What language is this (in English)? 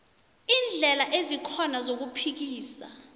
South Ndebele